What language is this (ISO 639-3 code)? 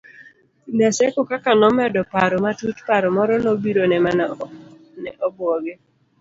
luo